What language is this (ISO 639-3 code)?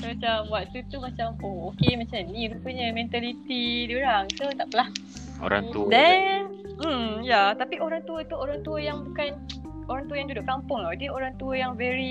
msa